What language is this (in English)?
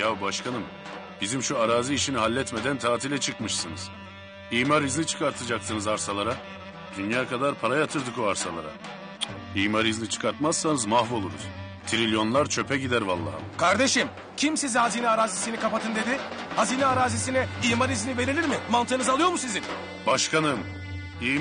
Turkish